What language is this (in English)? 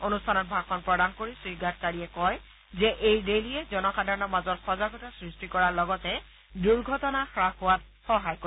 Assamese